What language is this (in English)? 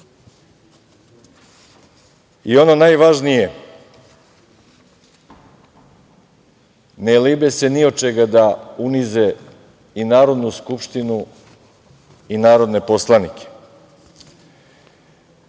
Serbian